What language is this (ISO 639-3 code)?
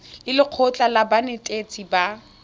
tsn